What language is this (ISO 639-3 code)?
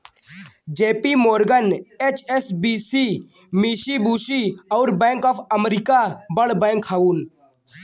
bho